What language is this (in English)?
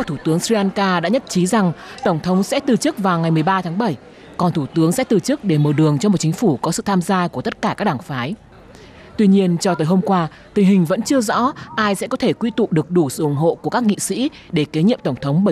Vietnamese